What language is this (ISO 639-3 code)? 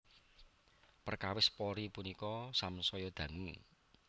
jav